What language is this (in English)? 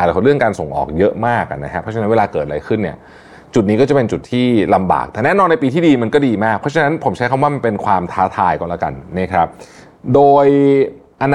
Thai